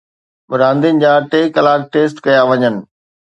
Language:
Sindhi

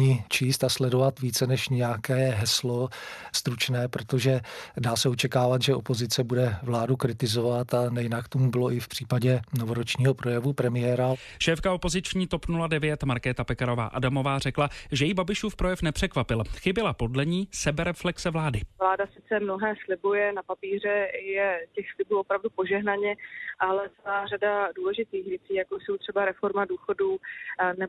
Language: Czech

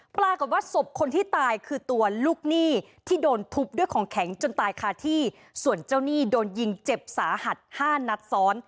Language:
Thai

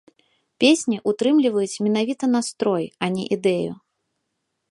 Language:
Belarusian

